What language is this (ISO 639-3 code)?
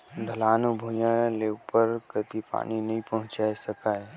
hne